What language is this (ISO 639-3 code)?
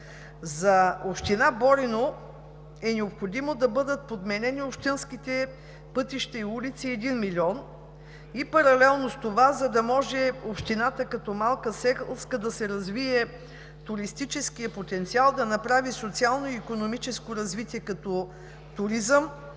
bul